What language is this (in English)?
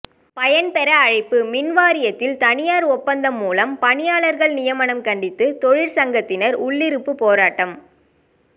Tamil